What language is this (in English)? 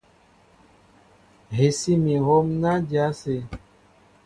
Mbo (Cameroon)